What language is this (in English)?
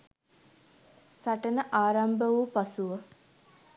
Sinhala